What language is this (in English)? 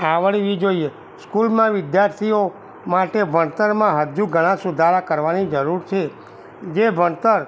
Gujarati